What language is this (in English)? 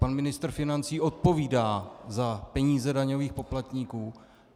Czech